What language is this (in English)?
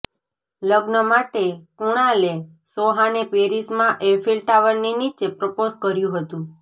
Gujarati